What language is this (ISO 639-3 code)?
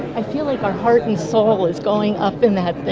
eng